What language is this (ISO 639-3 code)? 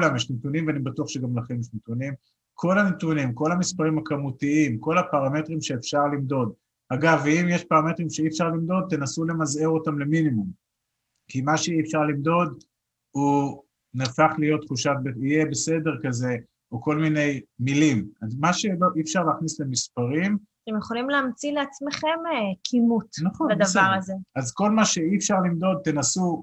heb